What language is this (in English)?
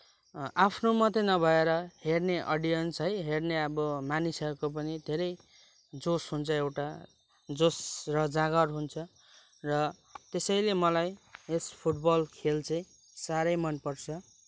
Nepali